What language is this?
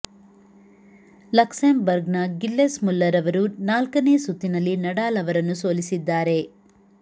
Kannada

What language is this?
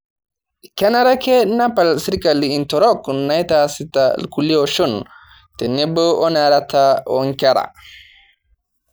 Masai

